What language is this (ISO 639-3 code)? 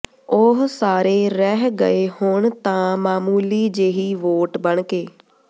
pan